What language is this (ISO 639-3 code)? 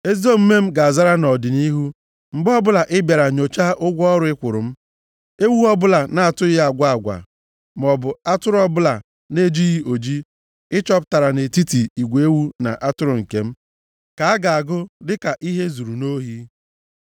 ibo